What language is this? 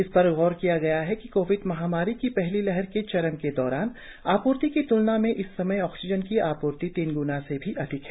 Hindi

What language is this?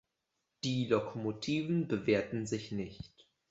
German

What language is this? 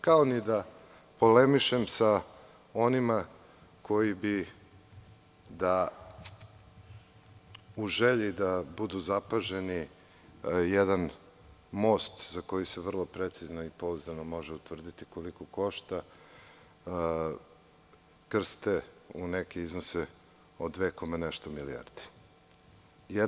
Serbian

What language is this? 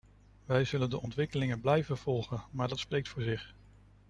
Dutch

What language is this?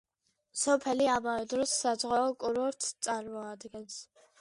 Georgian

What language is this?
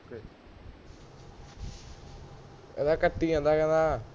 Punjabi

